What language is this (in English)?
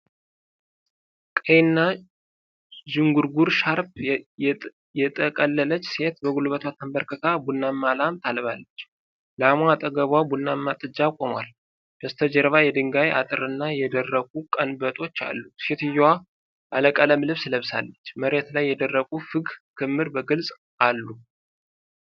Amharic